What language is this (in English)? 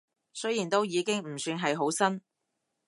Cantonese